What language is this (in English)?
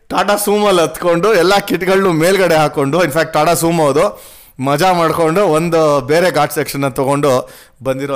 Kannada